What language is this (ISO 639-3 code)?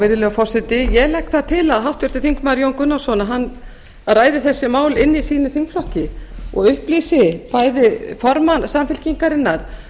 isl